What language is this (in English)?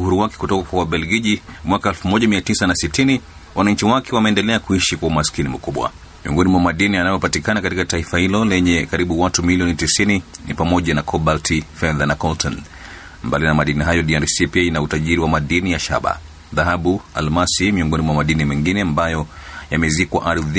Swahili